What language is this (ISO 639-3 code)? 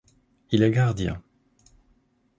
fra